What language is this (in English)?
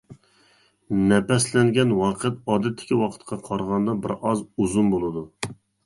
Uyghur